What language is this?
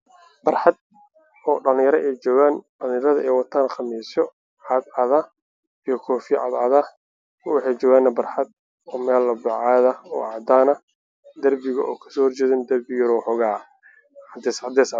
Somali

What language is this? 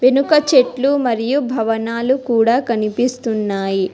Telugu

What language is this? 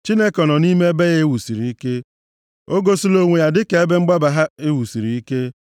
Igbo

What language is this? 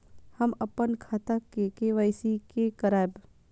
Maithili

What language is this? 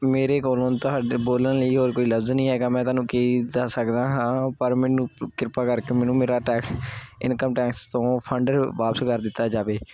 Punjabi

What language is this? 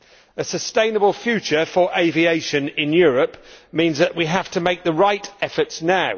English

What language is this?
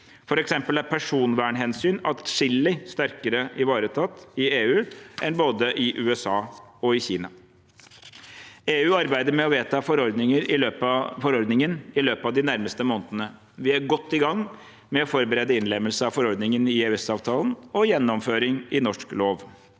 Norwegian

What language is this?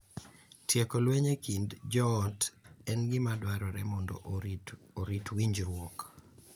Luo (Kenya and Tanzania)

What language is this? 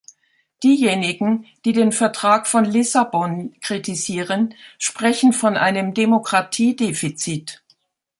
German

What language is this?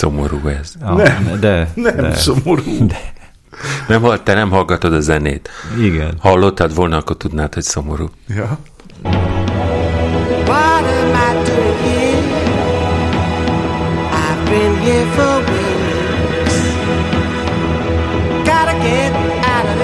Hungarian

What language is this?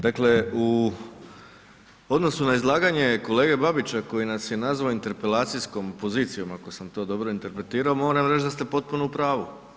Croatian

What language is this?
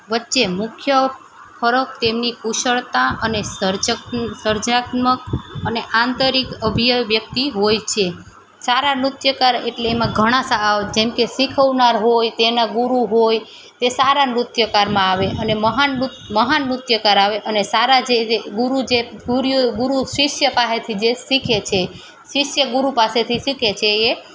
Gujarati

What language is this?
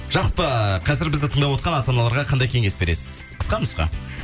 Kazakh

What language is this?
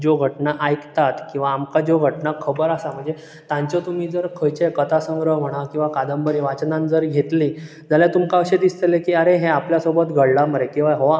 Konkani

